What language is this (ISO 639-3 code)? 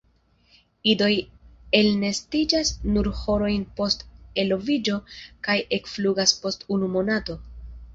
epo